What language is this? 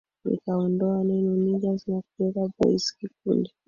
Swahili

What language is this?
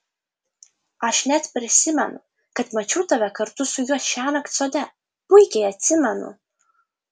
Lithuanian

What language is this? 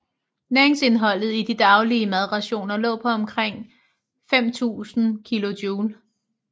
Danish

